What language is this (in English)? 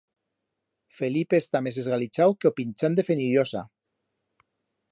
Aragonese